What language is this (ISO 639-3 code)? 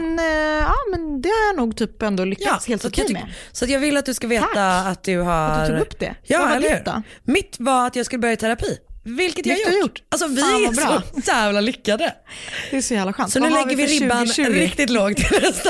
swe